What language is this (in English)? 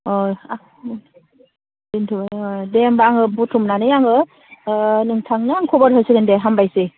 Bodo